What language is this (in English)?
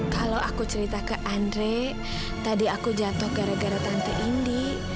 Indonesian